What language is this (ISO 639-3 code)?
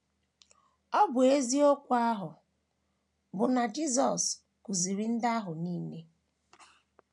ibo